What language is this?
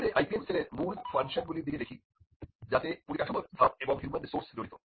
Bangla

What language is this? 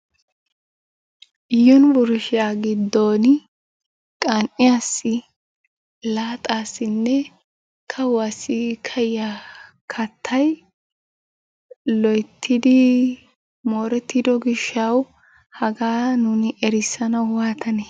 Wolaytta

